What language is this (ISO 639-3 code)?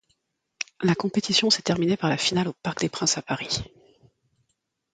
fra